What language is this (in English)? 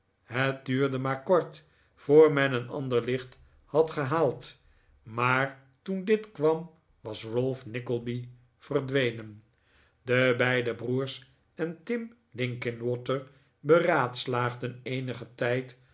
Dutch